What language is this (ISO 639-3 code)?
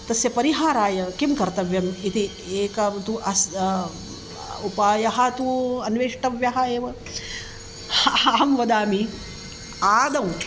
san